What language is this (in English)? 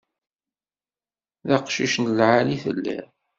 Kabyle